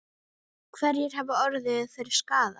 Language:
Icelandic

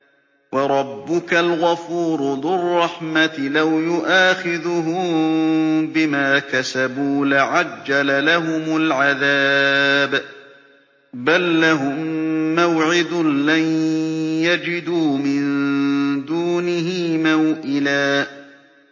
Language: Arabic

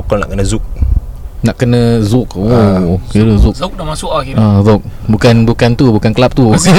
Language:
Malay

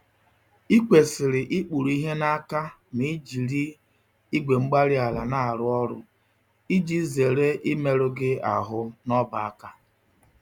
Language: Igbo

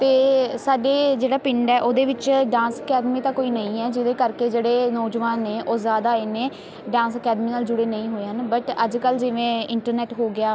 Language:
Punjabi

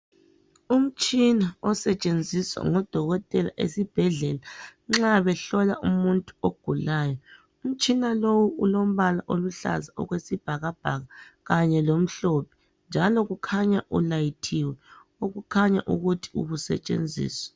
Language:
North Ndebele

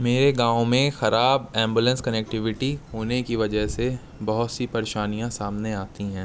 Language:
Urdu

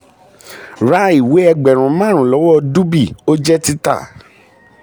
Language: Yoruba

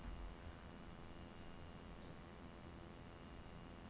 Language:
Norwegian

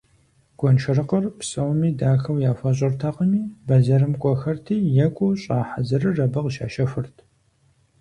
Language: Kabardian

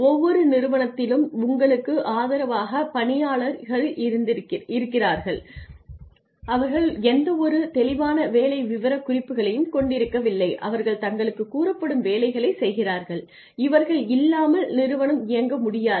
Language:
Tamil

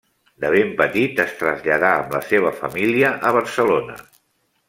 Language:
Catalan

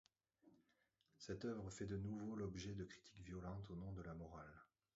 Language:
French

